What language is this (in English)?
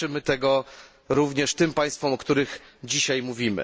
Polish